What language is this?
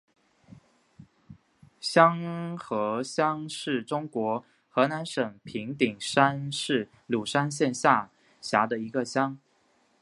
Chinese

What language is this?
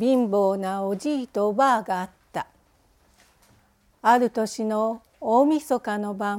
Japanese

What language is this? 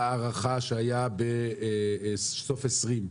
Hebrew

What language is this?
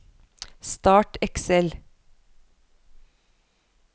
Norwegian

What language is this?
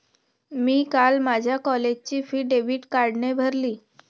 Marathi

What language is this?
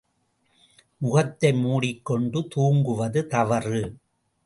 Tamil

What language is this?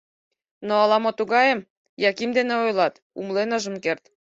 Mari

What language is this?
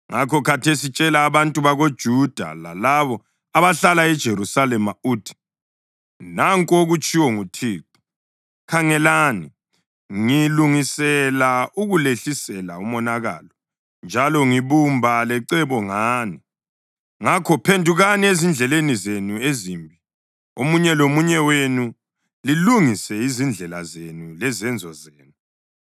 North Ndebele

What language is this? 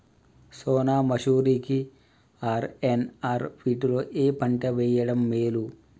Telugu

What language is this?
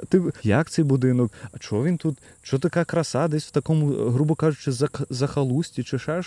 Ukrainian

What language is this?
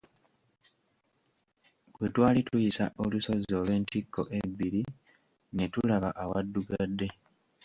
Ganda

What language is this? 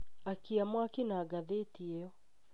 Kikuyu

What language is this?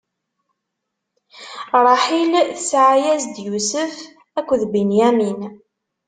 Kabyle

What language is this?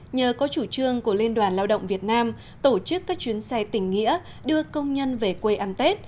Vietnamese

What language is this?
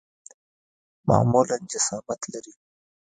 Pashto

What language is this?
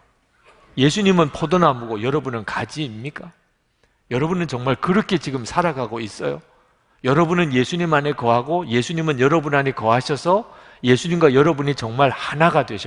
Korean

